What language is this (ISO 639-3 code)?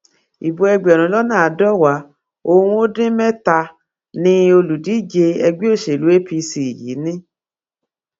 yor